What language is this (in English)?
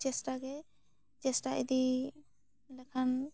Santali